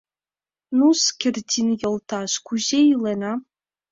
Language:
Mari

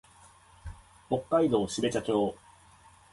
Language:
Japanese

